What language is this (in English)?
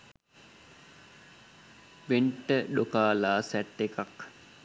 Sinhala